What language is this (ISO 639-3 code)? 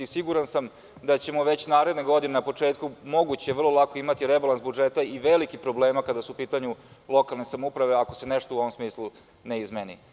srp